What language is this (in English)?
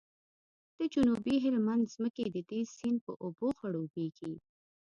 Pashto